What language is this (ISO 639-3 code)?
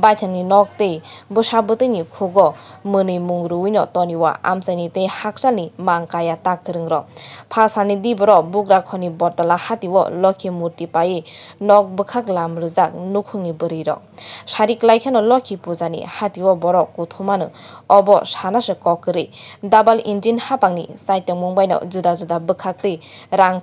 tha